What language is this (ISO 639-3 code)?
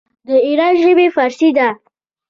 pus